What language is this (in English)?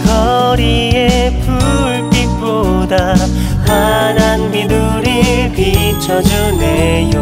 Korean